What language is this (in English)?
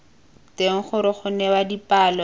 Tswana